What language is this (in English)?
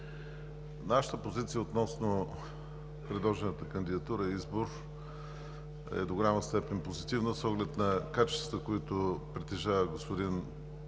Bulgarian